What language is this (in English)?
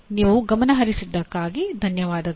Kannada